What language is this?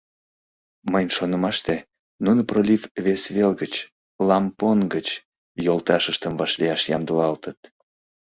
Mari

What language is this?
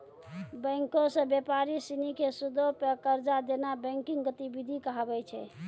Maithili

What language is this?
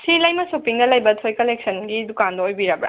Manipuri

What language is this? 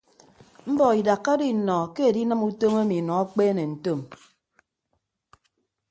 Ibibio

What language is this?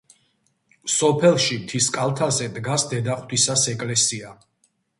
Georgian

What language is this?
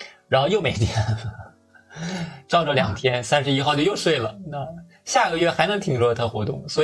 Chinese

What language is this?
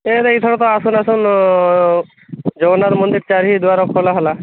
Odia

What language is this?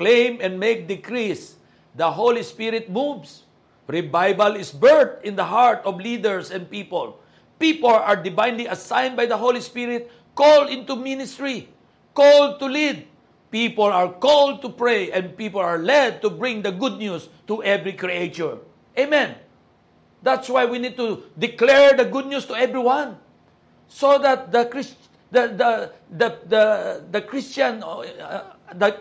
Filipino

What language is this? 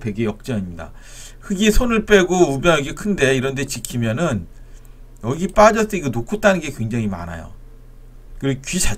Korean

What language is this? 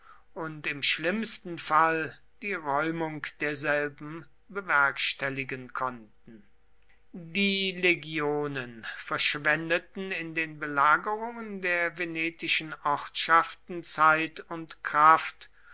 German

